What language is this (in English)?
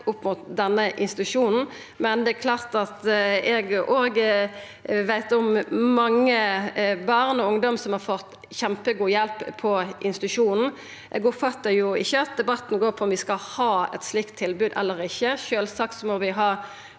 Norwegian